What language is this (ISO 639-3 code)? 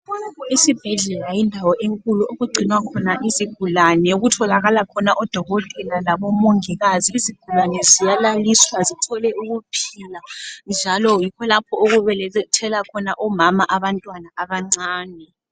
nde